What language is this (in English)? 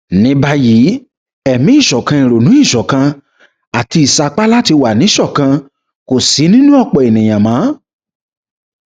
Yoruba